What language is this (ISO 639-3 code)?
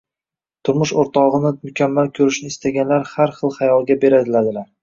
uzb